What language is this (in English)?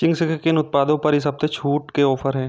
Hindi